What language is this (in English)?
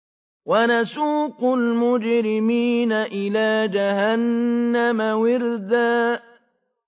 Arabic